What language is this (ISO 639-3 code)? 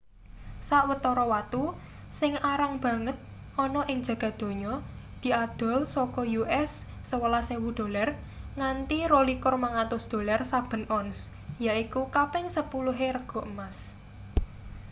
jav